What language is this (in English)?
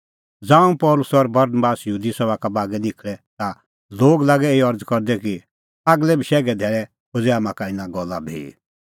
Kullu Pahari